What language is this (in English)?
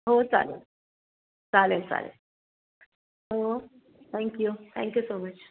Marathi